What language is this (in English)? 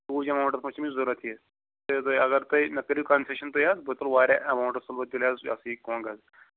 Kashmiri